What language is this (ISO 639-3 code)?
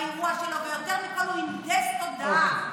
heb